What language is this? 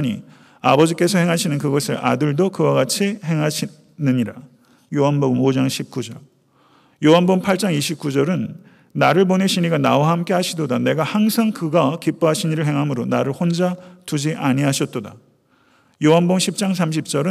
Korean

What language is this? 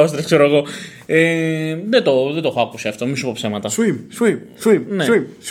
Greek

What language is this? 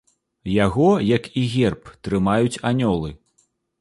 Belarusian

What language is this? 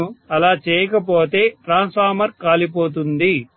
Telugu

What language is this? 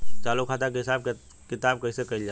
Bhojpuri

